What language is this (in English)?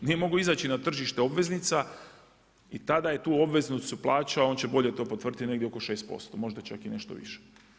Croatian